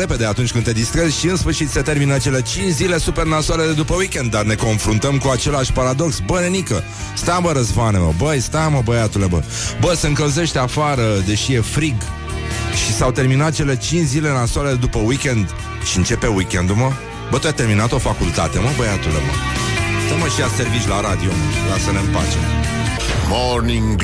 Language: Romanian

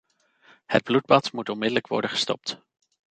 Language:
Dutch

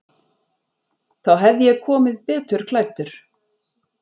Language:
Icelandic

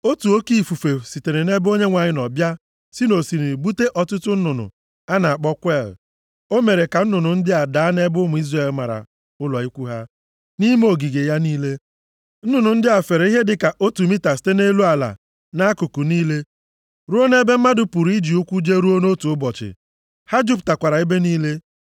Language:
Igbo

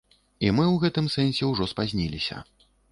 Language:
Belarusian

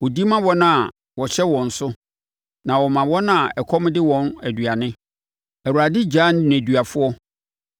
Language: Akan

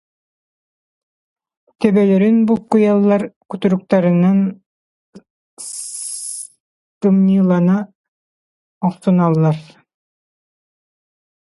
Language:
Yakut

